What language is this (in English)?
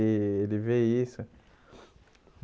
Portuguese